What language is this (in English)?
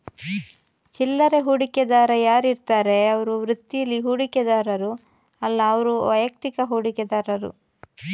Kannada